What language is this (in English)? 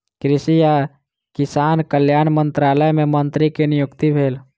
Maithili